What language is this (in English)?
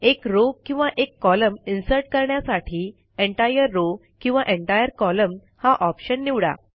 Marathi